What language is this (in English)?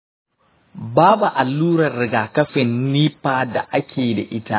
Hausa